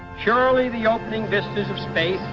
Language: English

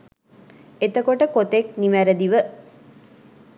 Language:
Sinhala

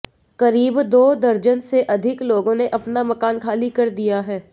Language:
Hindi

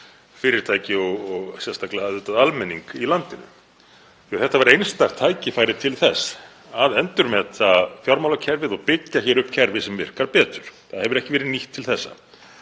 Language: Icelandic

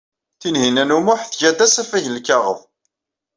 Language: Kabyle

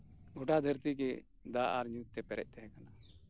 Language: Santali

